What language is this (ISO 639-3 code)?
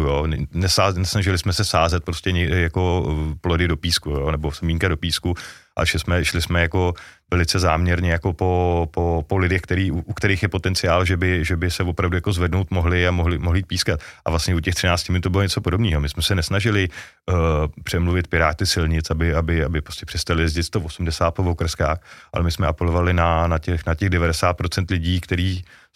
ces